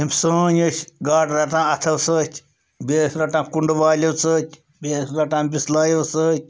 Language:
Kashmiri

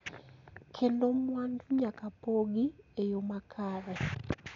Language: Luo (Kenya and Tanzania)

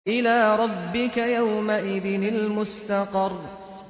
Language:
Arabic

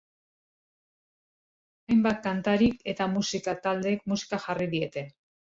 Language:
Basque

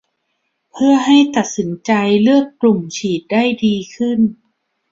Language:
Thai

